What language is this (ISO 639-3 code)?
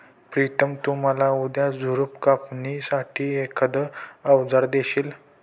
mar